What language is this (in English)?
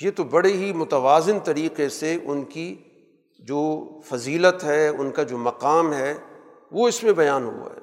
Urdu